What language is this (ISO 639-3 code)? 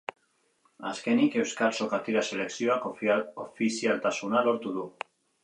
eus